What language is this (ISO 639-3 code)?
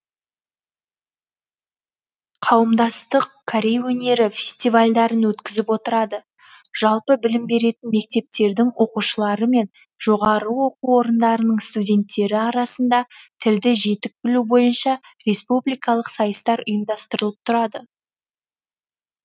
kaz